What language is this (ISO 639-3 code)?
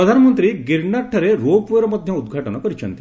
ori